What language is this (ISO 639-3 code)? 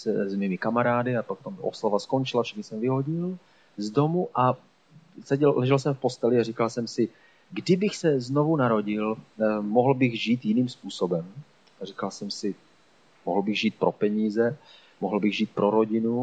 ces